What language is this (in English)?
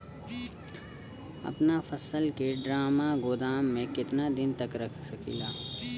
Bhojpuri